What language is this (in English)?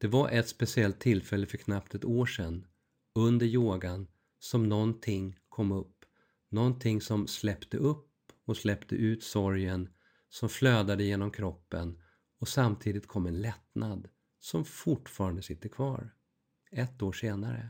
Swedish